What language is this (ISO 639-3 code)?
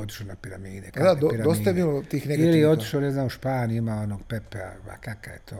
hrv